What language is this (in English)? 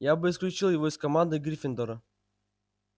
Russian